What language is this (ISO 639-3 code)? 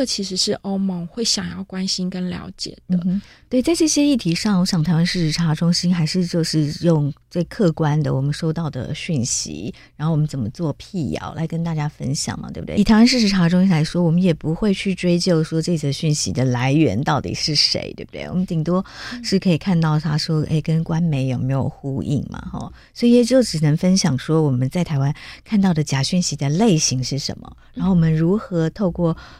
zho